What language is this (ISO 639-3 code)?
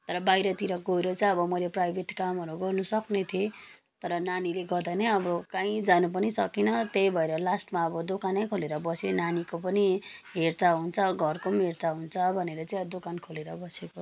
nep